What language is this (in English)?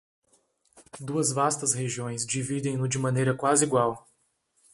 Portuguese